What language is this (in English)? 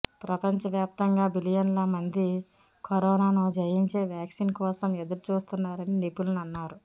Telugu